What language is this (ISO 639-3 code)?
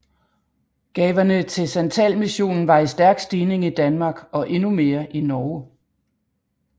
dan